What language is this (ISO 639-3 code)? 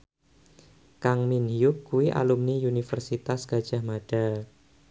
jav